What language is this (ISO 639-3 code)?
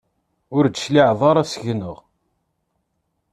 kab